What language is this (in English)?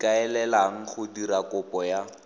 Tswana